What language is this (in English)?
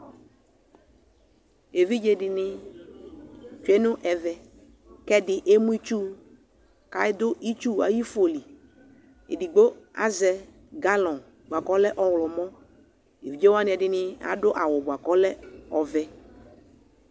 Ikposo